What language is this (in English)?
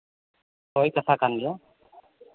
Santali